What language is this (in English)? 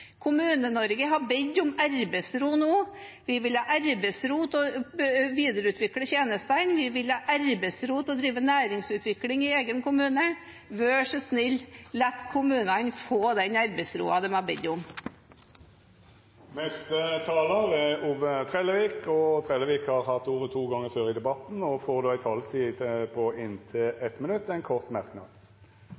Norwegian